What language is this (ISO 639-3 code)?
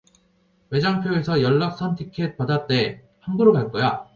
kor